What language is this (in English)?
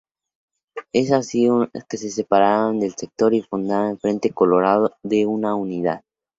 Spanish